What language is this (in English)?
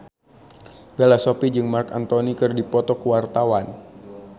Sundanese